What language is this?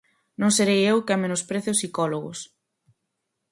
Galician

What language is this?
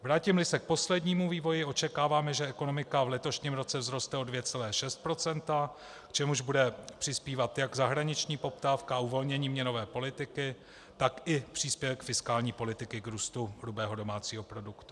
Czech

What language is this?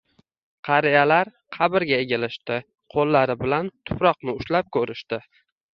Uzbek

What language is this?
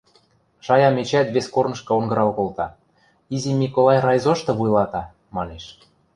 Western Mari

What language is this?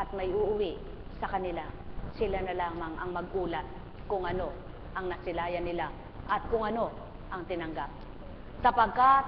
Filipino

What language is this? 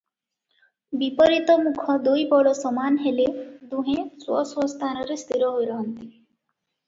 Odia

